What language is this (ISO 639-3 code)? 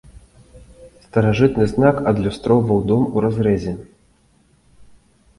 bel